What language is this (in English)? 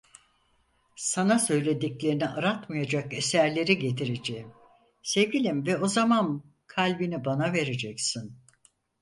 Turkish